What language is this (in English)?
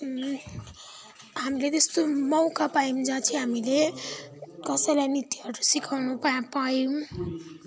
Nepali